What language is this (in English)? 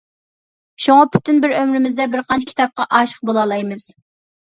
Uyghur